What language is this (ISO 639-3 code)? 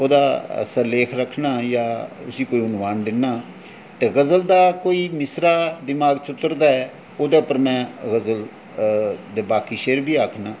doi